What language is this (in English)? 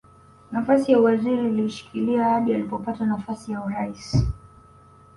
Swahili